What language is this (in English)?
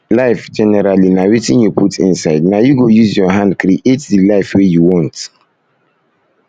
Nigerian Pidgin